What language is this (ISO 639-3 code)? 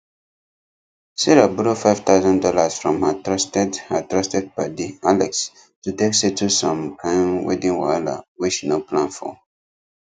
pcm